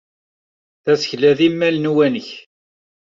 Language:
Kabyle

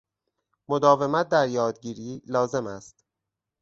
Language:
Persian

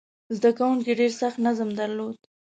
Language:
Pashto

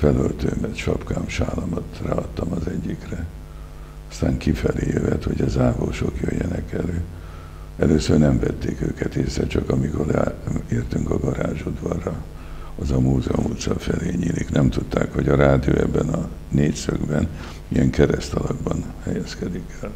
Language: Hungarian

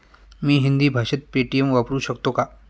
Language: Marathi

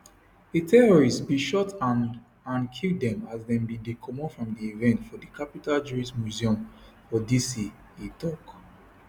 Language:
Nigerian Pidgin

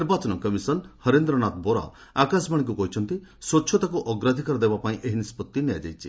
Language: Odia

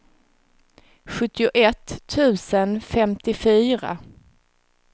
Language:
Swedish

